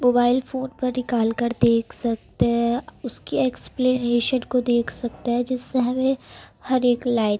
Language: Urdu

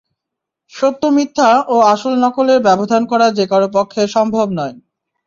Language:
Bangla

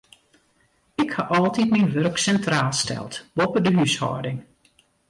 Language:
Western Frisian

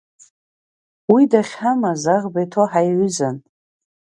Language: Abkhazian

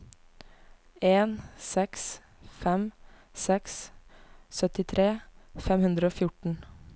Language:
Norwegian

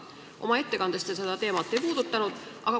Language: Estonian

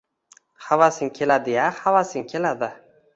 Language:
Uzbek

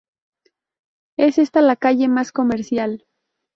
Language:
Spanish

